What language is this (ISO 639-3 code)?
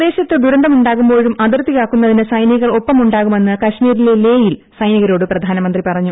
mal